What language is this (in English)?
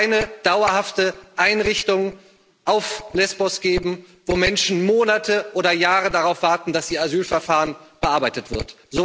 German